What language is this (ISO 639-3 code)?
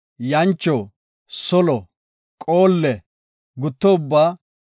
gof